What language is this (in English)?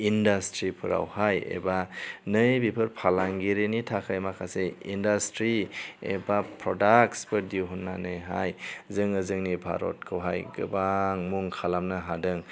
Bodo